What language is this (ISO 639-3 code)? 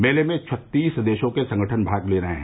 hin